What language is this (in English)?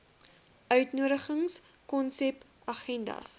Afrikaans